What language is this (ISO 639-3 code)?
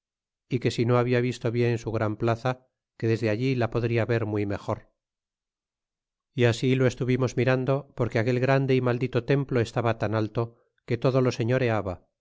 spa